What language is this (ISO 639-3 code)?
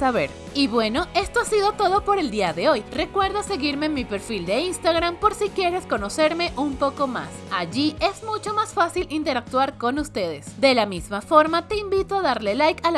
spa